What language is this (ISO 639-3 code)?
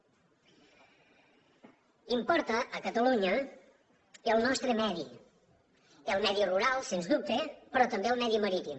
cat